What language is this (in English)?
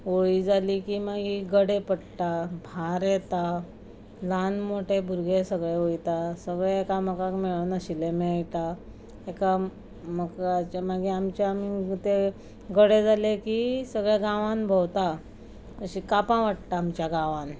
Konkani